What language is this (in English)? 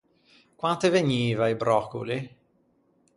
Ligurian